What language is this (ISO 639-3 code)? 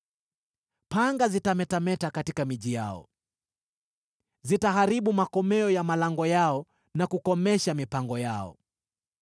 swa